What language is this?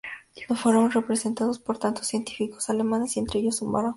Spanish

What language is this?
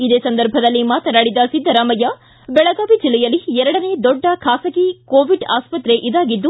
Kannada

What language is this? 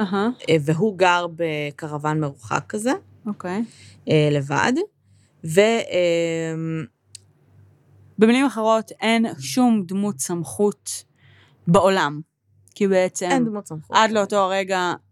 Hebrew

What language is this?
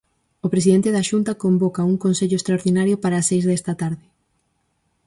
Galician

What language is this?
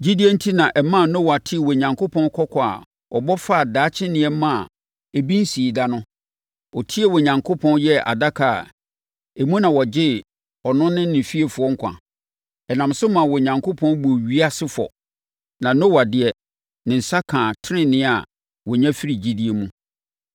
Akan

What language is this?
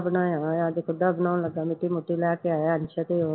Punjabi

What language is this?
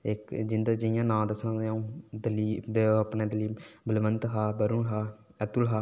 Dogri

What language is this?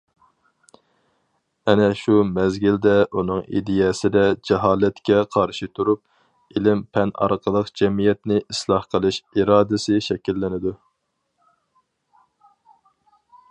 Uyghur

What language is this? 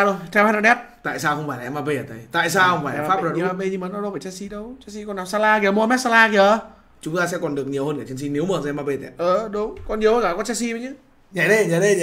Vietnamese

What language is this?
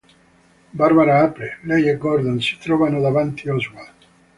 Italian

